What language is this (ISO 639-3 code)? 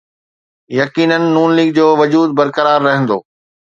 snd